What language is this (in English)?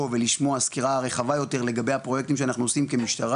Hebrew